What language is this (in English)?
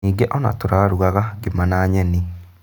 Kikuyu